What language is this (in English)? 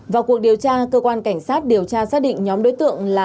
Vietnamese